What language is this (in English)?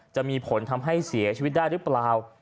Thai